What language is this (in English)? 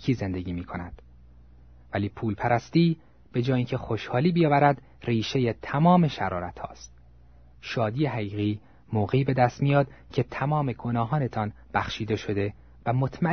Persian